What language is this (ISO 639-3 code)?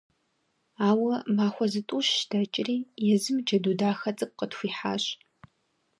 kbd